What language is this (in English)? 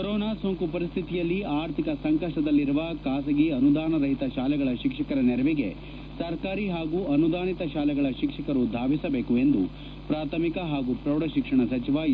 Kannada